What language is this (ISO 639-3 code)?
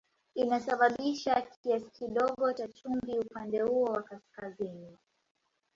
swa